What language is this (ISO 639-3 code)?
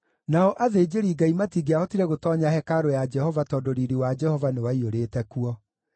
kik